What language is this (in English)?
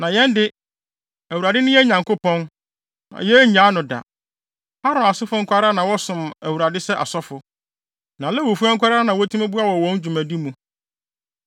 Akan